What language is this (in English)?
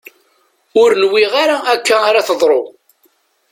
Kabyle